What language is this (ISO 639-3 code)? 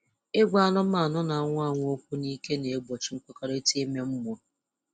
ibo